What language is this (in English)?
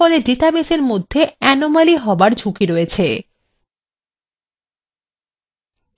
Bangla